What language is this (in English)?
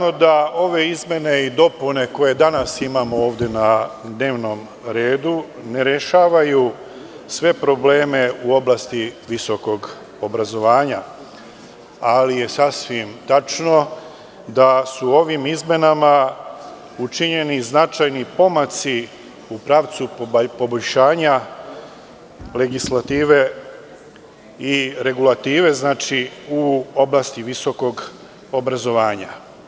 Serbian